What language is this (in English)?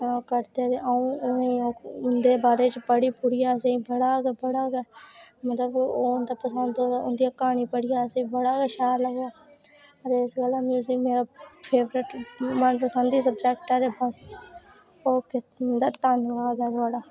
Dogri